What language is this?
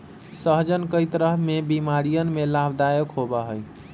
Magahi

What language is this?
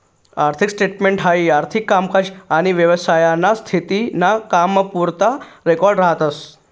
Marathi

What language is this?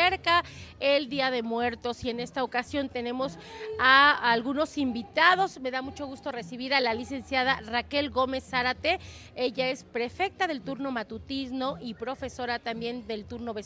Spanish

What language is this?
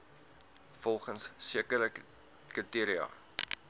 Afrikaans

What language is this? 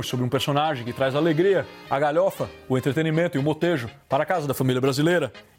Portuguese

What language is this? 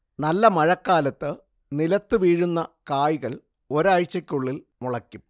Malayalam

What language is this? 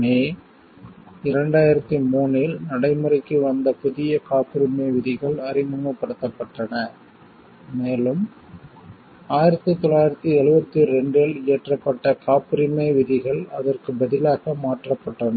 Tamil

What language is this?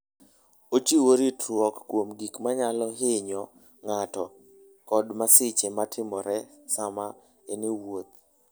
Luo (Kenya and Tanzania)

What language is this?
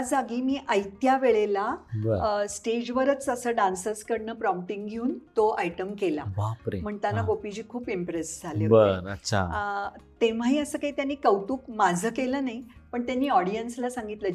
Marathi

